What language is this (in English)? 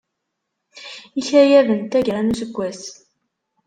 Kabyle